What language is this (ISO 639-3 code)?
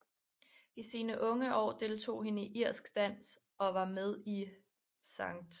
dan